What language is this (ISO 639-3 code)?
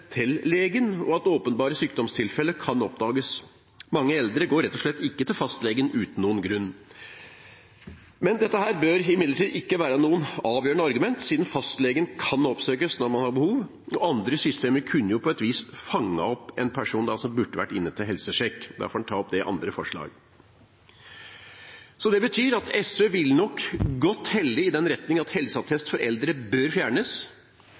nob